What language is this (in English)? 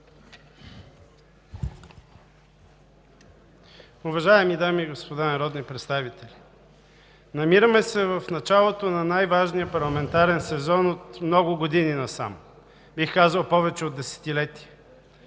Bulgarian